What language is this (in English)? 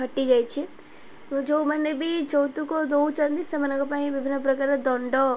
Odia